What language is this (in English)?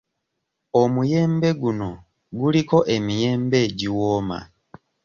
Ganda